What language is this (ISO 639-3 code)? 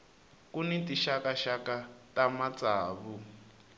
tso